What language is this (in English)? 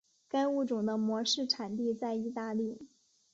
Chinese